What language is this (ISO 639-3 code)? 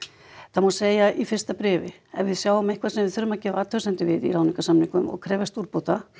isl